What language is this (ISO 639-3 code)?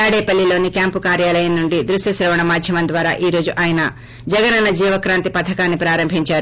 tel